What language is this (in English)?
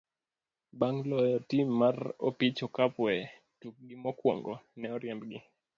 Luo (Kenya and Tanzania)